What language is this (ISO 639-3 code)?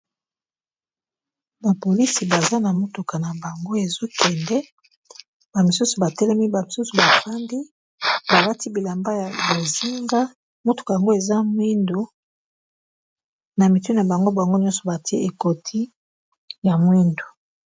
lin